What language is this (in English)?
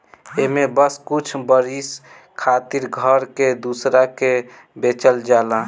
Bhojpuri